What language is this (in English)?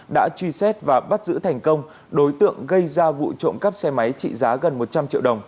Vietnamese